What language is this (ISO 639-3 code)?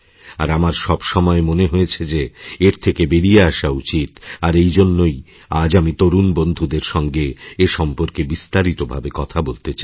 ben